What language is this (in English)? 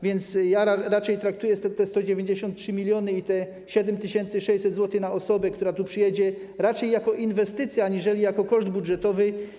Polish